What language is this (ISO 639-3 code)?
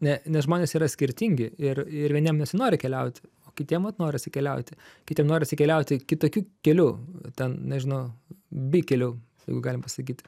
lit